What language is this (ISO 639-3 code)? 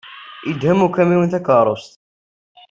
kab